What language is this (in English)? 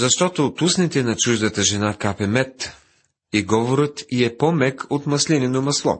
Bulgarian